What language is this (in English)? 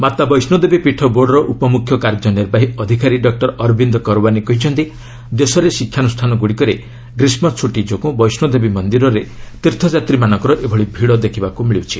Odia